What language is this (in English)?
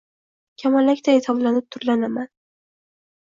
Uzbek